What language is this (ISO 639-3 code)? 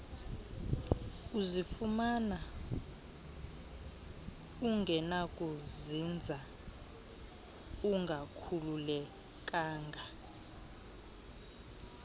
xho